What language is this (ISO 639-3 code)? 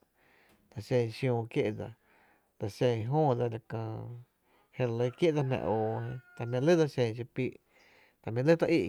cte